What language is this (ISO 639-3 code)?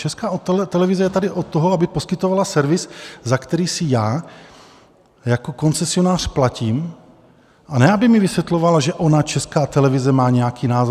ces